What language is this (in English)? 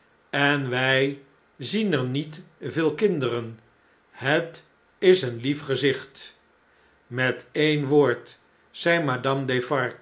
Dutch